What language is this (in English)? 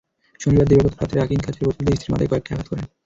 Bangla